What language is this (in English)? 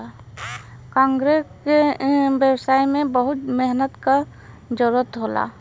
Bhojpuri